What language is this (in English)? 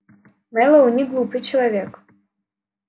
Russian